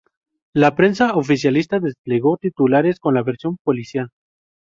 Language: Spanish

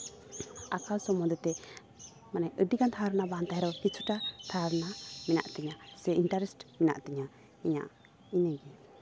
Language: Santali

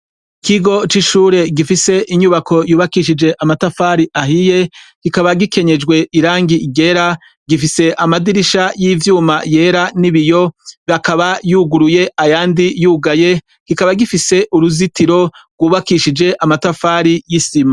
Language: Rundi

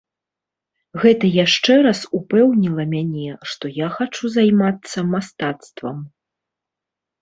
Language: Belarusian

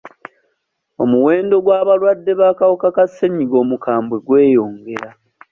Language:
Ganda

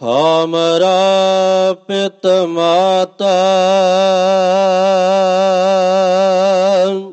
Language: Punjabi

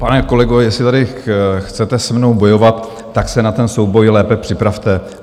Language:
Czech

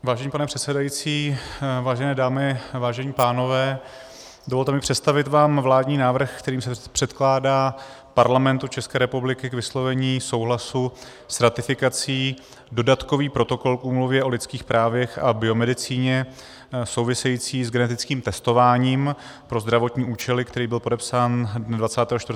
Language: Czech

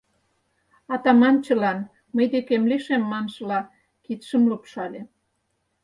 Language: Mari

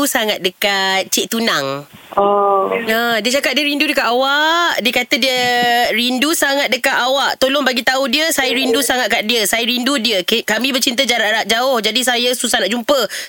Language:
Malay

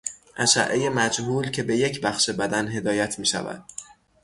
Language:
Persian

